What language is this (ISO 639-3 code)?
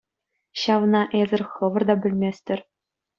chv